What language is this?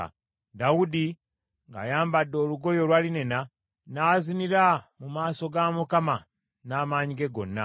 Ganda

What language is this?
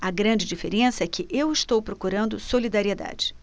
Portuguese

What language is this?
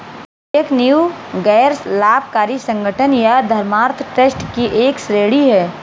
Hindi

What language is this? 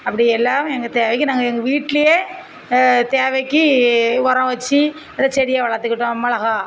Tamil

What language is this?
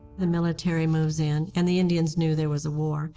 English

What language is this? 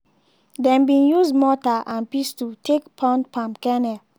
Nigerian Pidgin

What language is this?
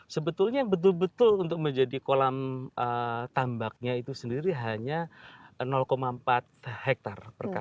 Indonesian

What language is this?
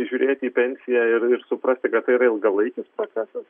Lithuanian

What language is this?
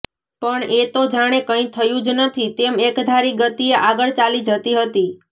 Gujarati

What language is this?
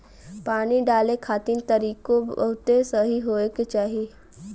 Bhojpuri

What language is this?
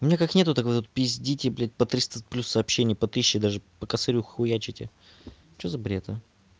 Russian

